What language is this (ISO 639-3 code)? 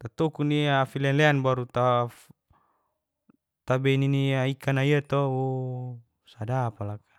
ges